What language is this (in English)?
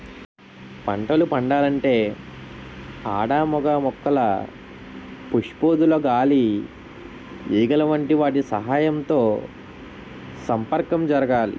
Telugu